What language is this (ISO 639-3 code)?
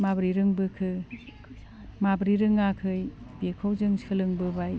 brx